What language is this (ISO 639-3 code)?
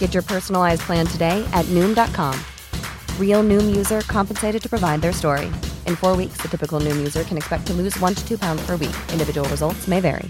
fas